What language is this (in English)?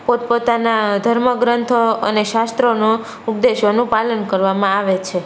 Gujarati